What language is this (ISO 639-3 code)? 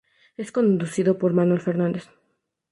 spa